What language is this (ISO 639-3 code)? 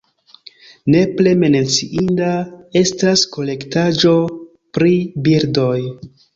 epo